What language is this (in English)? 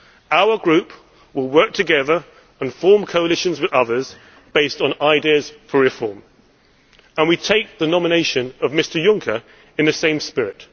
English